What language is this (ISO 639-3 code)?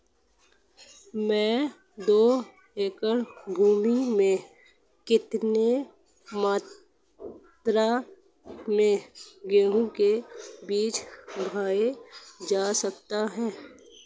hin